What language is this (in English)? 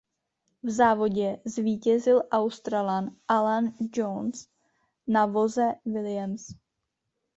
Czech